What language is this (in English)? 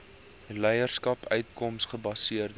Afrikaans